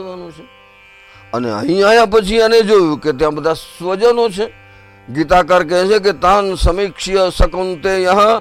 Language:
Gujarati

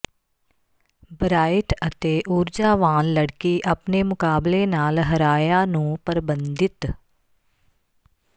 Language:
Punjabi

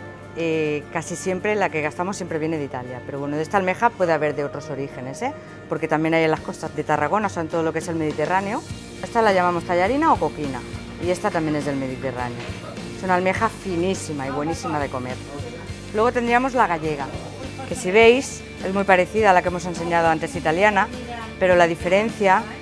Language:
Spanish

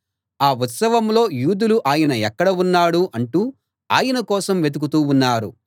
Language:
Telugu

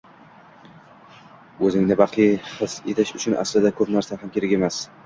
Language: Uzbek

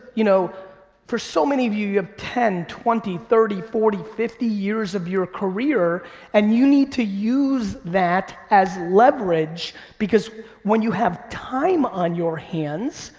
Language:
English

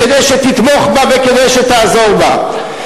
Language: Hebrew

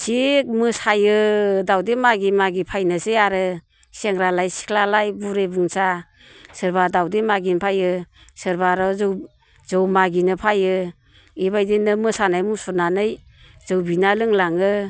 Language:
Bodo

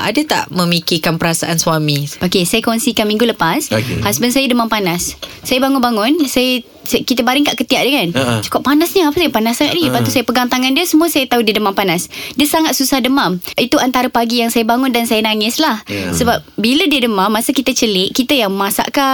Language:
Malay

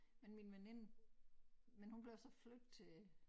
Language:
Danish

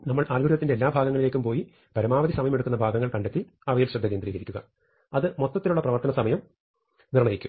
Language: Malayalam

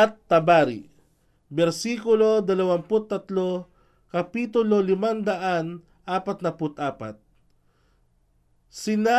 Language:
Filipino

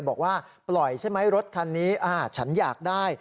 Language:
Thai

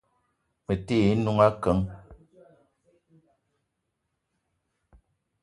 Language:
Eton (Cameroon)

